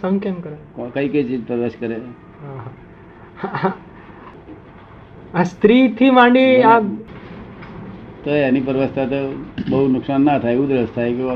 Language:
Gujarati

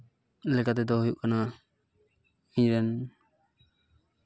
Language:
Santali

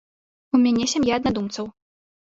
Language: Belarusian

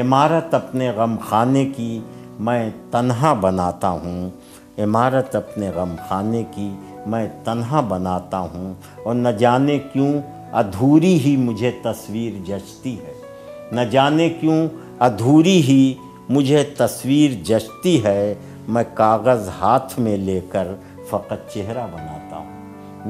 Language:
Urdu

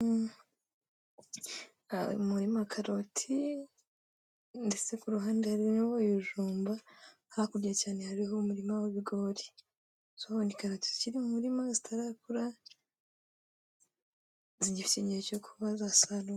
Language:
Kinyarwanda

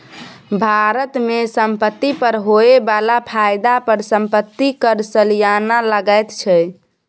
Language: Maithili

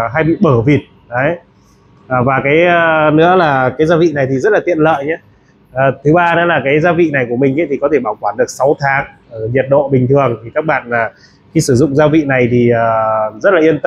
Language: Vietnamese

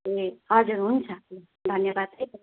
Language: Nepali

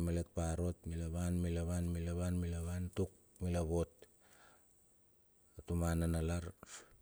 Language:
Bilur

